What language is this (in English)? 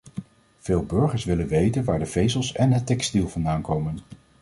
Dutch